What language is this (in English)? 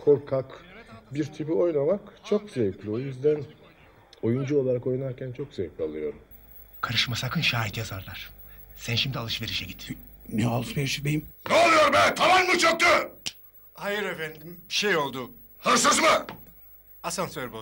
Turkish